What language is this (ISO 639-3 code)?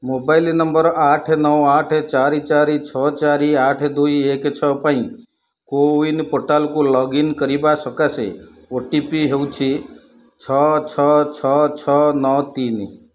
ori